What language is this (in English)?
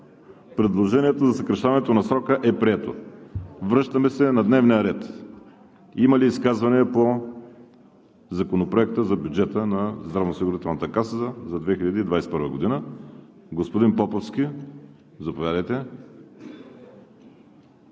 Bulgarian